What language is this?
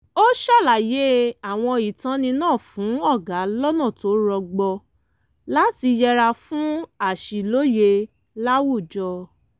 Yoruba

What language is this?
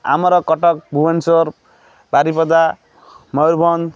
Odia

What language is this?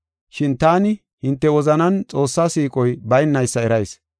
Gofa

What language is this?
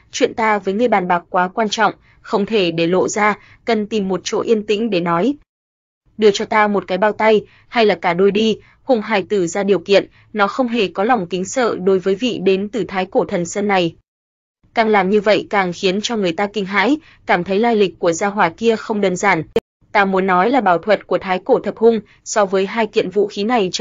Vietnamese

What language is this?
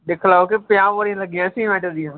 Dogri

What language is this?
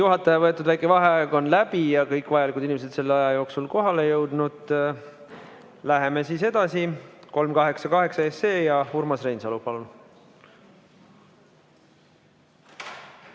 Estonian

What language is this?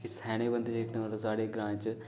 Dogri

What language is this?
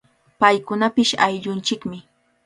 Cajatambo North Lima Quechua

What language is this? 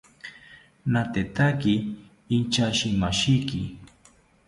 South Ucayali Ashéninka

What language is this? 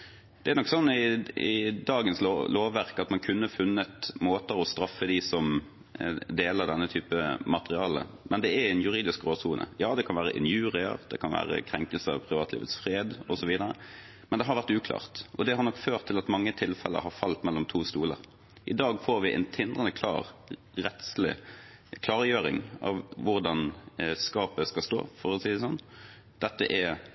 Norwegian Bokmål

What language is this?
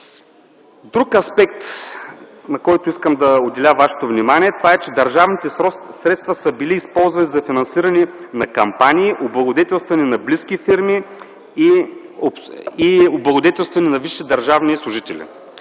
Bulgarian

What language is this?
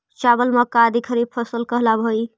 Magahi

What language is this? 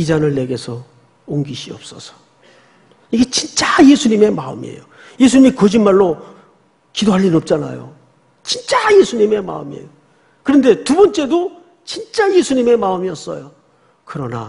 Korean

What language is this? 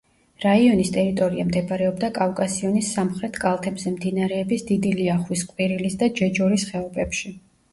Georgian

